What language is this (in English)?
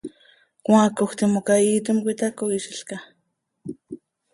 Seri